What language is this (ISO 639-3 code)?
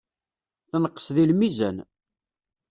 kab